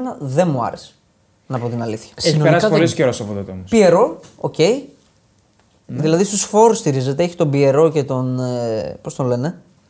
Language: Greek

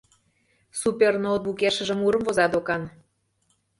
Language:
Mari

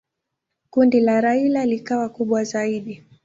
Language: Swahili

